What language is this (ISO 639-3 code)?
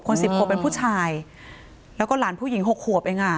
tha